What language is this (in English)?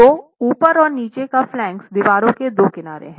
Hindi